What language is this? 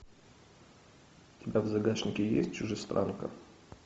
Russian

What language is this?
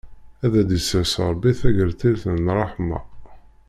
Kabyle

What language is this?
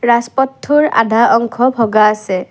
Assamese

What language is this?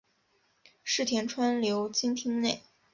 Chinese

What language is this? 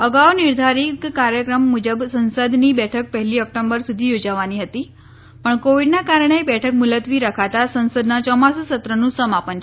Gujarati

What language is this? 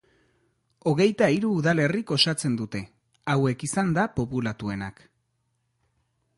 Basque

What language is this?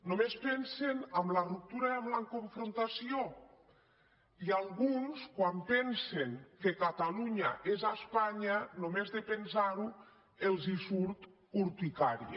Catalan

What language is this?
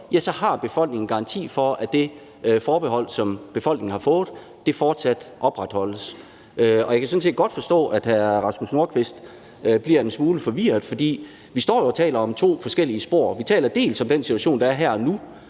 Danish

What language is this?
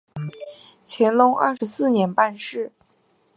Chinese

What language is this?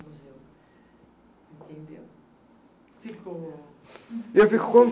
Portuguese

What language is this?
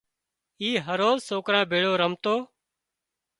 Wadiyara Koli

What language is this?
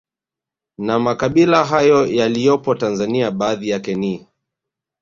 Swahili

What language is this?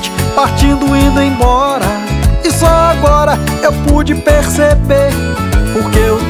Portuguese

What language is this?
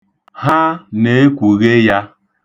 Igbo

